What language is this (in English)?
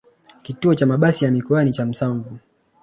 Swahili